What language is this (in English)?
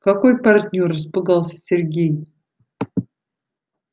Russian